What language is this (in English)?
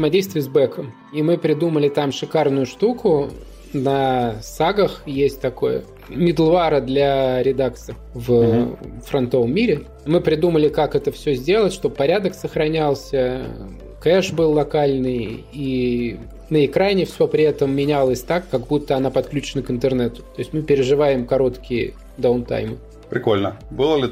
Russian